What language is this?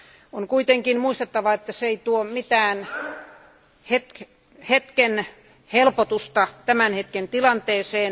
Finnish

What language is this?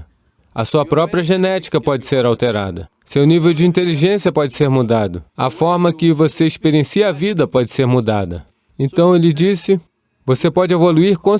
Portuguese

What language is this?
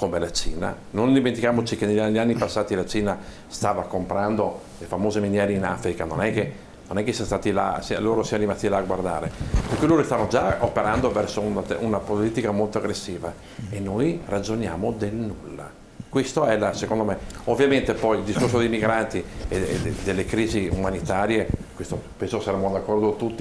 Italian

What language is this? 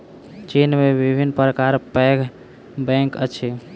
Maithili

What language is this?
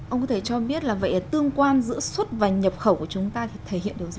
Vietnamese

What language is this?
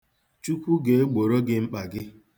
Igbo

